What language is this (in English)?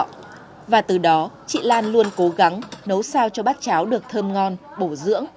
Vietnamese